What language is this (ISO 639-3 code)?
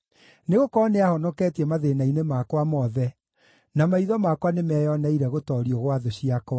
kik